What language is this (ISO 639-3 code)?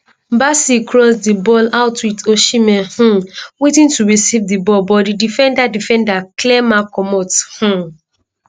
pcm